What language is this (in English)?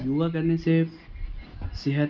Urdu